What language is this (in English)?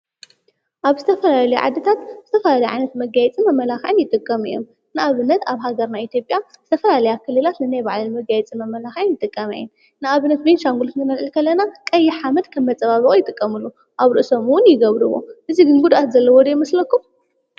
Tigrinya